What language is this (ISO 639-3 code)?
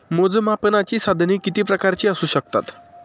mar